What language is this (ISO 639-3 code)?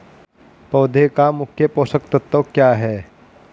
hin